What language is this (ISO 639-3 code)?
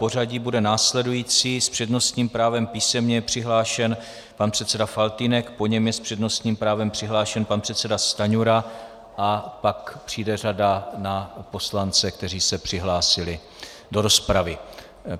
ces